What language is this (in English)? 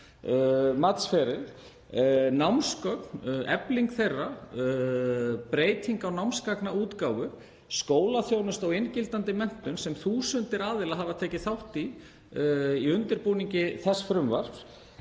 Icelandic